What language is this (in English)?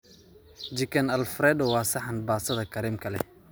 Somali